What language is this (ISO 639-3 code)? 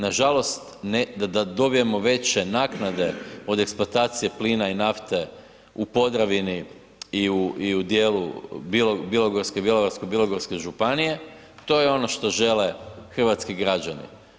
hrv